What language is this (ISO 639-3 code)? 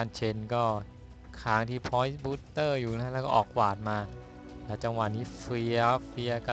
tha